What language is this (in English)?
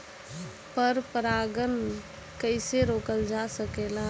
Bhojpuri